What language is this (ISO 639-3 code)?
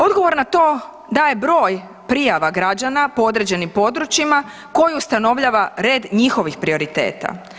hrv